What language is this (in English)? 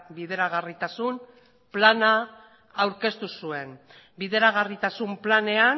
Basque